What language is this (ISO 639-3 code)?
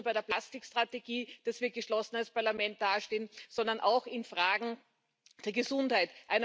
deu